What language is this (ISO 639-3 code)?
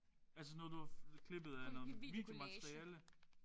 dan